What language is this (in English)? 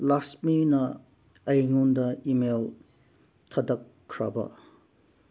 Manipuri